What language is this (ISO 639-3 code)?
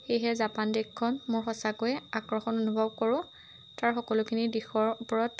asm